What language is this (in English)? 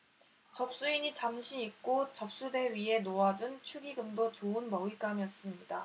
Korean